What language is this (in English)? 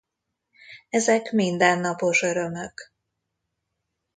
Hungarian